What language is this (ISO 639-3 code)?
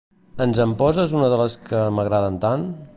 cat